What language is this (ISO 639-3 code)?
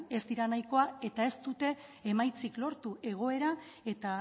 eus